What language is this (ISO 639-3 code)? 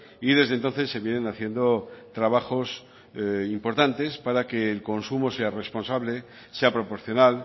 spa